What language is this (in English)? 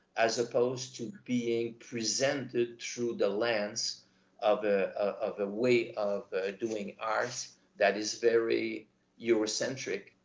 English